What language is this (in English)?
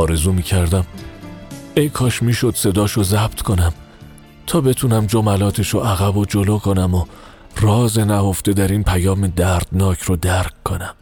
Persian